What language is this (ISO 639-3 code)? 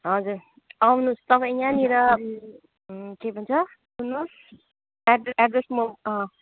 nep